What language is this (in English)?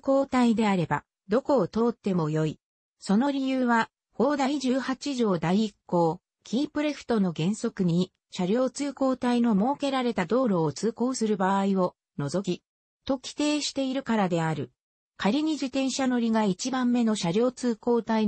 Japanese